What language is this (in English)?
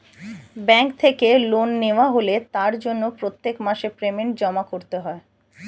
Bangla